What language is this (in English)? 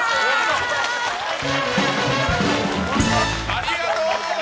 Japanese